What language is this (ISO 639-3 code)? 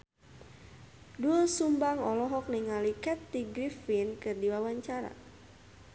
sun